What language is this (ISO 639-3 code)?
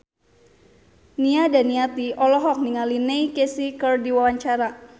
sun